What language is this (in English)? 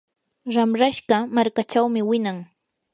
Yanahuanca Pasco Quechua